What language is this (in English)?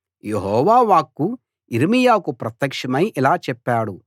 Telugu